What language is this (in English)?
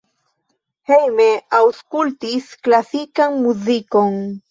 Esperanto